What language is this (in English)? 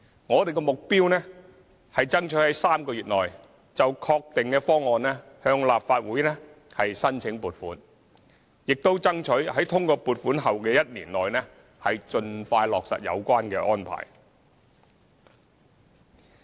Cantonese